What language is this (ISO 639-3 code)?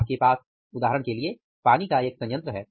hin